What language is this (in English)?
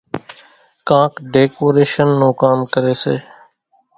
Kachi Koli